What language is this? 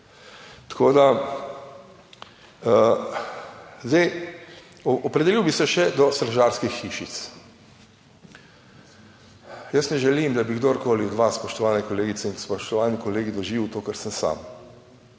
Slovenian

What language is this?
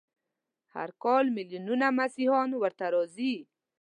Pashto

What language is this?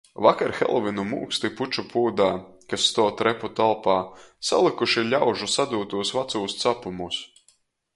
Latgalian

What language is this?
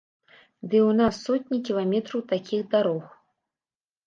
Belarusian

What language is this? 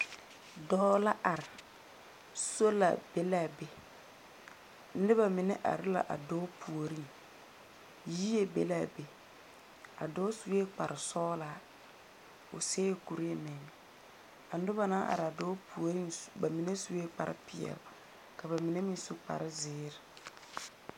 Southern Dagaare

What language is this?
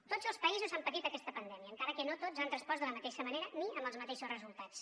Catalan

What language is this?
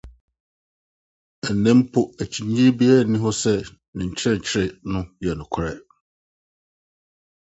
Akan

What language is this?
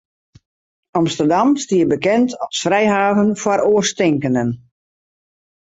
Western Frisian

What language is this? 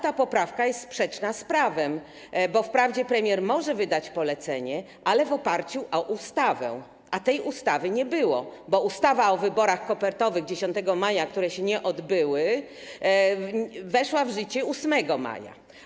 Polish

